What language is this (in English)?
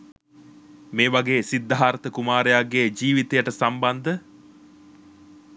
Sinhala